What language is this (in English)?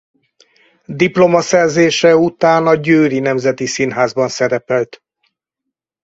Hungarian